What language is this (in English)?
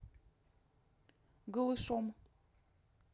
Russian